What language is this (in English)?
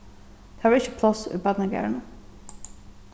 Faroese